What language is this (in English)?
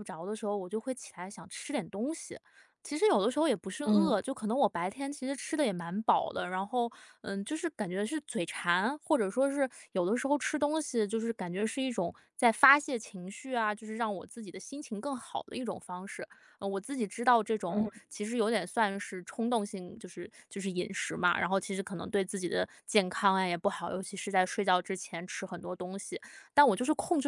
Chinese